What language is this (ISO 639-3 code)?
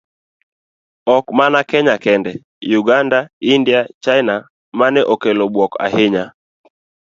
luo